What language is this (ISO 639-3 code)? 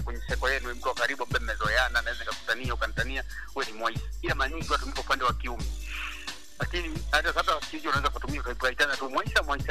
swa